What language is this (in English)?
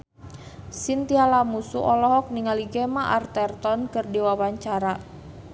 Sundanese